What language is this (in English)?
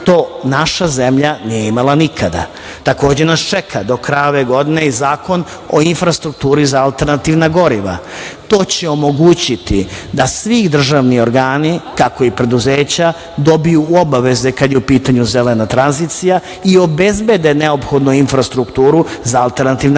Serbian